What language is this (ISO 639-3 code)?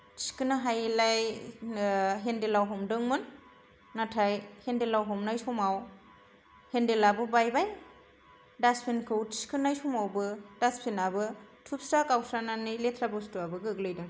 brx